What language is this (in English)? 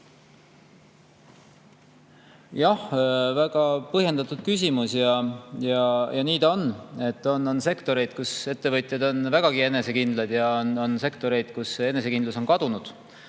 Estonian